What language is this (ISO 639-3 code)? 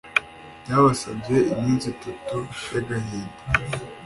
kin